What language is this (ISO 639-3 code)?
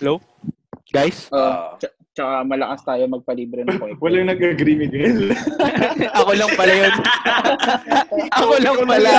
fil